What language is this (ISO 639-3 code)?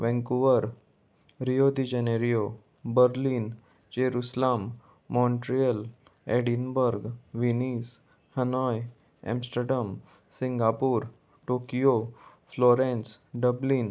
kok